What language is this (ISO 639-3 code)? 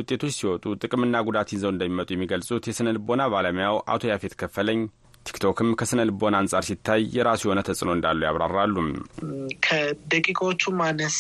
amh